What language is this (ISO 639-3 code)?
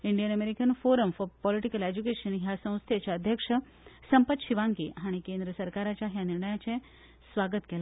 kok